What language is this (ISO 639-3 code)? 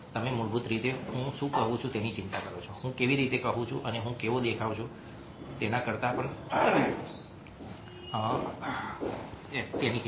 guj